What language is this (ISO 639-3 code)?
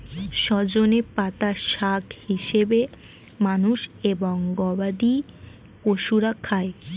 ben